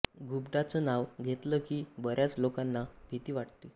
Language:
Marathi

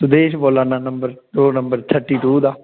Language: Dogri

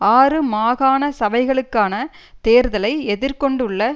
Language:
Tamil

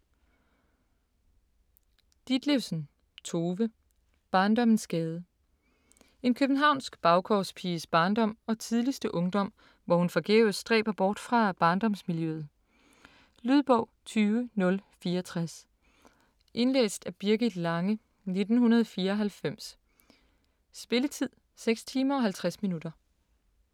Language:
Danish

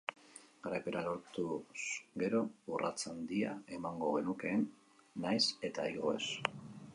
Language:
Basque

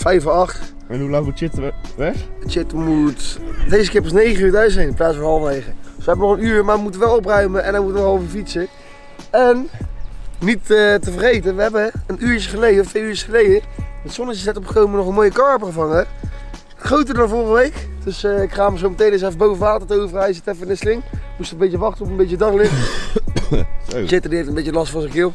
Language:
Dutch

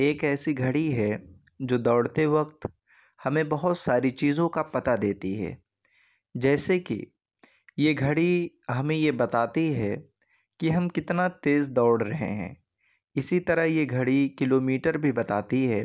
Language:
Urdu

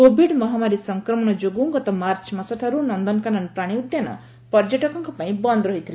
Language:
Odia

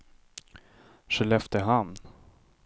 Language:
Swedish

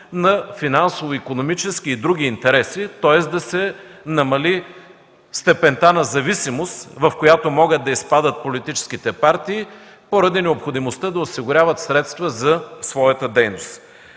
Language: Bulgarian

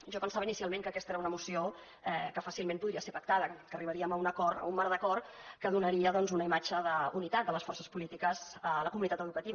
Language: Catalan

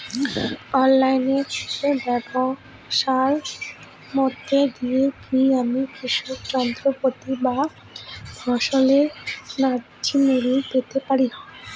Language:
Bangla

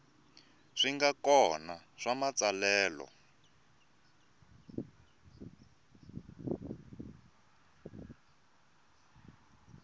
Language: Tsonga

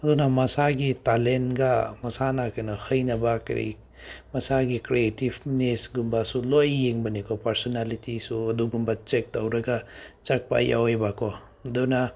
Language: Manipuri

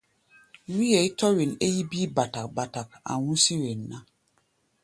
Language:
Gbaya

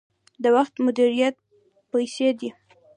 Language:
Pashto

